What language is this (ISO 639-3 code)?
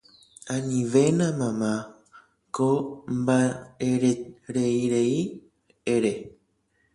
grn